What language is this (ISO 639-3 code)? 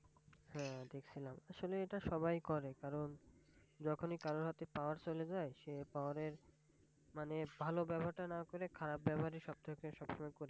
ben